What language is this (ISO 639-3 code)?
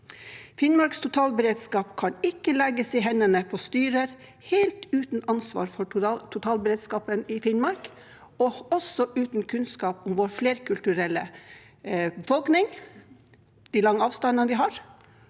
nor